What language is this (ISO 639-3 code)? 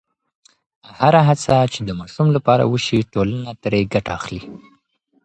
pus